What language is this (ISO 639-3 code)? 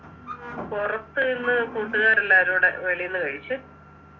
mal